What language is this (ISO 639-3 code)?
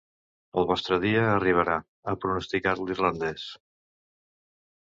cat